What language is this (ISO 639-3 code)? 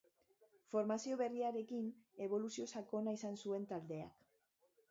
eus